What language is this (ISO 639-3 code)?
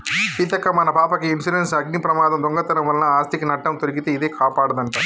tel